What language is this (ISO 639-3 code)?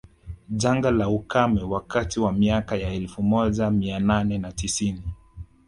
swa